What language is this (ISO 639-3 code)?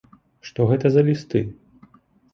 bel